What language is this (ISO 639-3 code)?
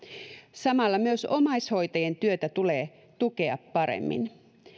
fin